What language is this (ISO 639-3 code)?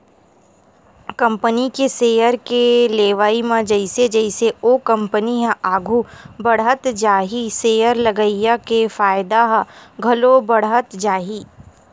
hne